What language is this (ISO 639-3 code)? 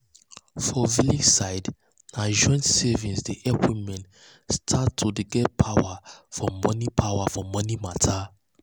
pcm